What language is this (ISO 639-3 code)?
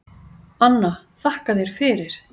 isl